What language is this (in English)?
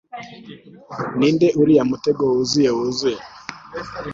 Kinyarwanda